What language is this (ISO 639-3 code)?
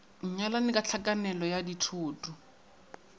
nso